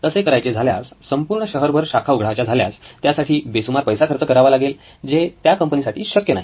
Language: Marathi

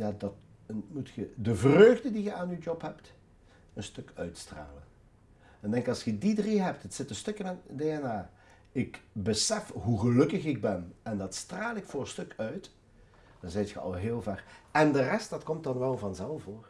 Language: Dutch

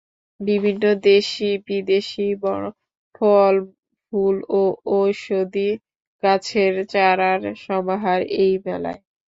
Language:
Bangla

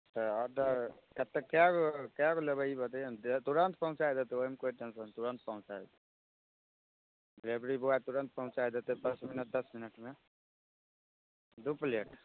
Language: Maithili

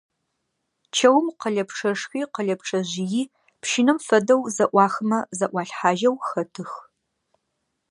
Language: Adyghe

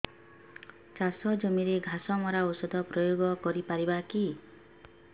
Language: Odia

